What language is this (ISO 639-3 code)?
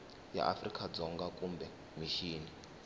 tso